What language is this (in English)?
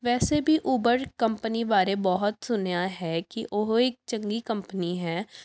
Punjabi